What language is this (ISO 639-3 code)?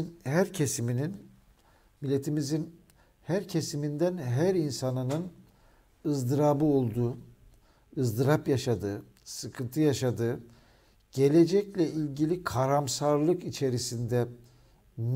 tur